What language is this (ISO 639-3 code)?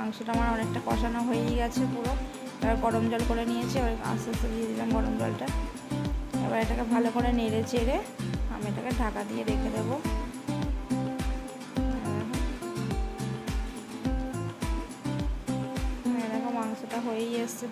ron